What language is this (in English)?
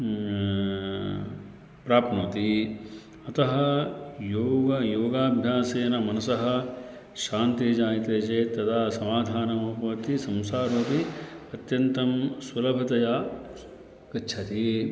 Sanskrit